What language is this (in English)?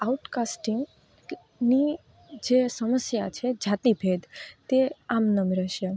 Gujarati